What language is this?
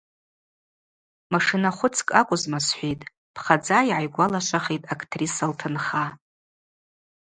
Abaza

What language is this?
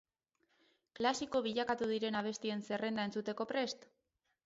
Basque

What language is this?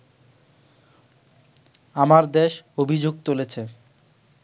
Bangla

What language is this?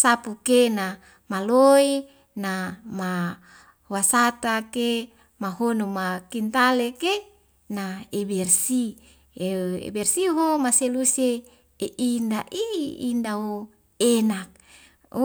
Wemale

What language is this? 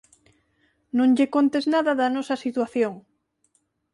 Galician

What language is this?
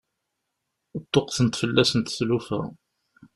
Kabyle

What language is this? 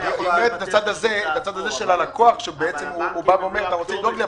Hebrew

